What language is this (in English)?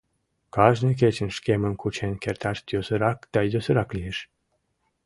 Mari